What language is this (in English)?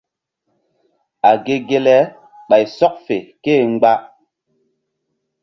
Mbum